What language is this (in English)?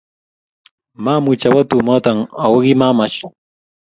Kalenjin